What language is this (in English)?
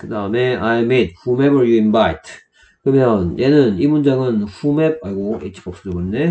Korean